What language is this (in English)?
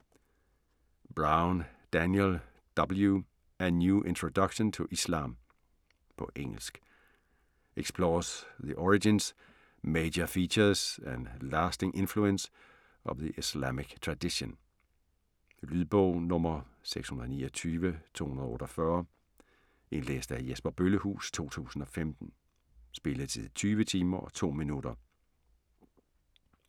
Danish